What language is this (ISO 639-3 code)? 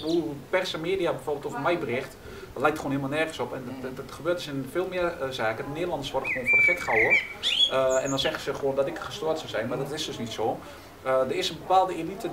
nld